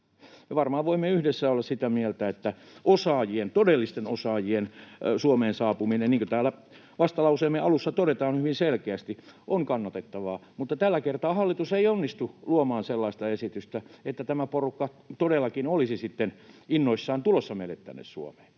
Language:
Finnish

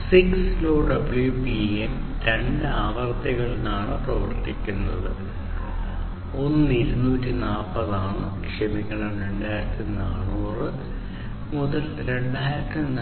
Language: Malayalam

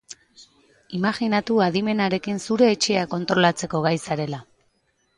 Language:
Basque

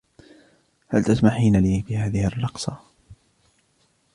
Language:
Arabic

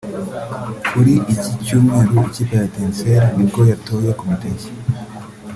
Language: Kinyarwanda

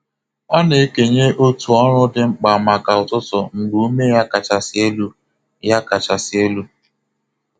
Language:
Igbo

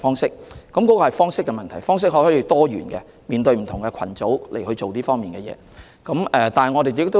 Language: Cantonese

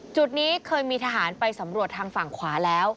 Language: Thai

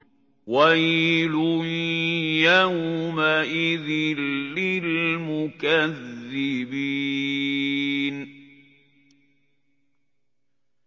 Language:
Arabic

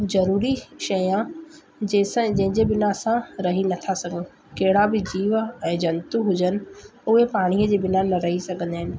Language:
Sindhi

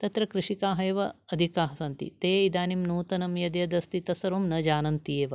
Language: Sanskrit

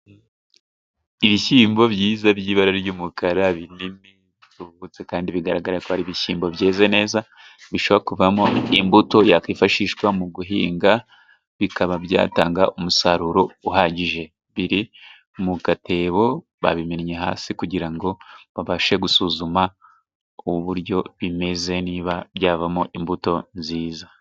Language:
Kinyarwanda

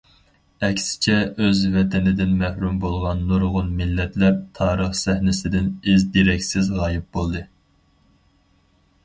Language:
Uyghur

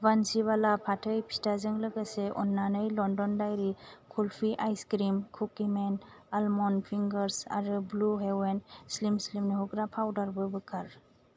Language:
Bodo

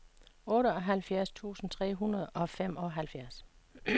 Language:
Danish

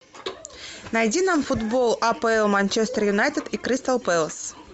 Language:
Russian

